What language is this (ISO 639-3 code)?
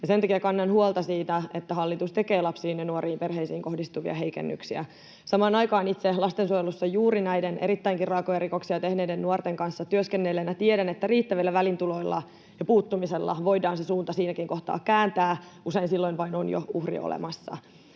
fin